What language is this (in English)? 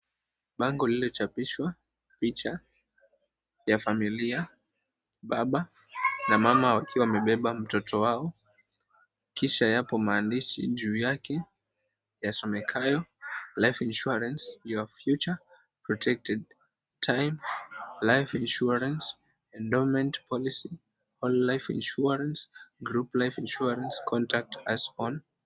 Swahili